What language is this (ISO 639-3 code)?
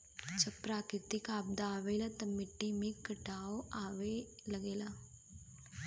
bho